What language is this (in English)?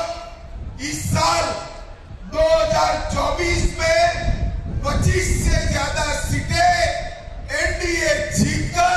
Hindi